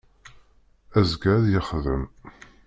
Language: Kabyle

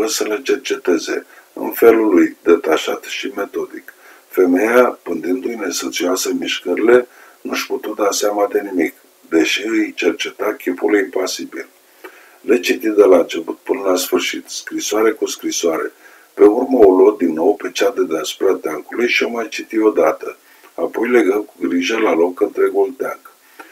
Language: Romanian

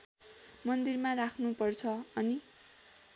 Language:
Nepali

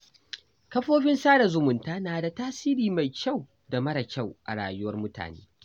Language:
Hausa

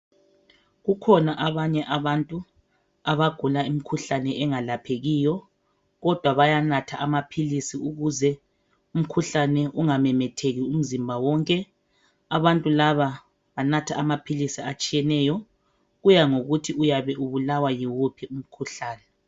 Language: North Ndebele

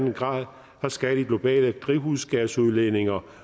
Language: Danish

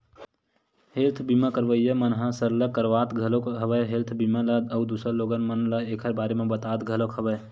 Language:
Chhattisgarhi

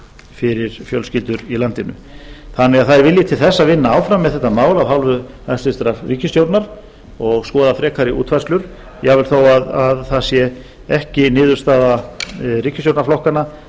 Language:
Icelandic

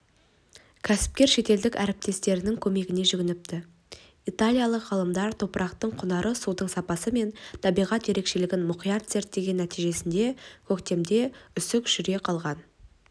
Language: Kazakh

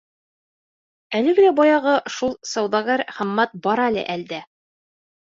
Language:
Bashkir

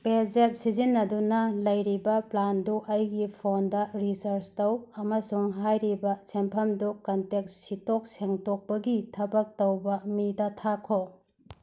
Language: Manipuri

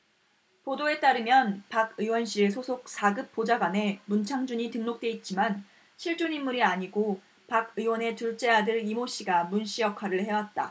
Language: Korean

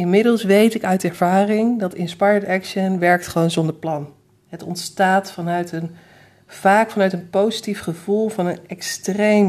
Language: Dutch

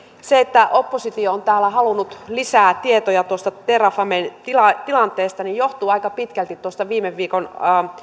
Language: Finnish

